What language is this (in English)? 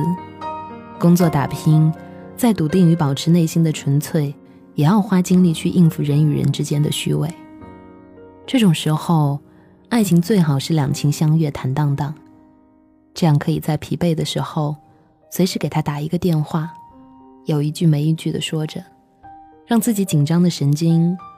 Chinese